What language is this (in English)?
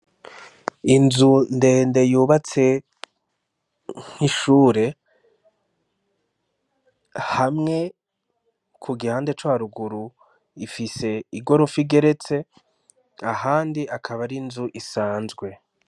Rundi